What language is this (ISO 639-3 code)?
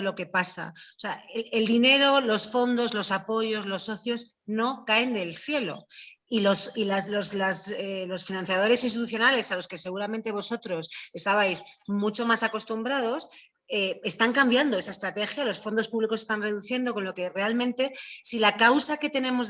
spa